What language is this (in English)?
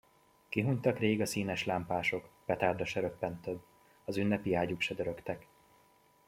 Hungarian